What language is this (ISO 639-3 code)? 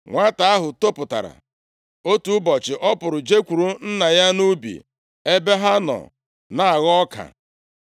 ibo